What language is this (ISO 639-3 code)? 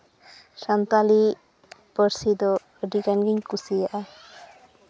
sat